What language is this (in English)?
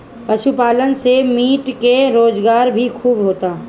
Bhojpuri